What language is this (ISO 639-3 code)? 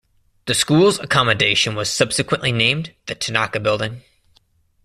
eng